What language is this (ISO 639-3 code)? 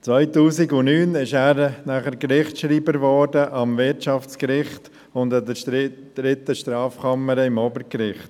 gsw